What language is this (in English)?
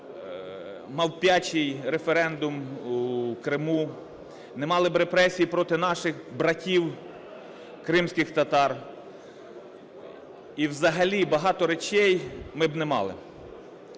Ukrainian